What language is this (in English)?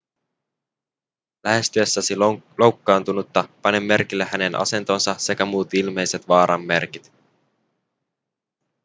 Finnish